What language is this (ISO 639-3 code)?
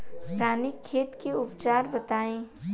bho